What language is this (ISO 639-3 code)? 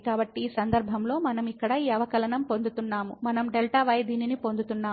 tel